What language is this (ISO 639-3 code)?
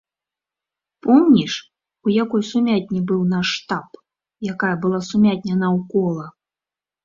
bel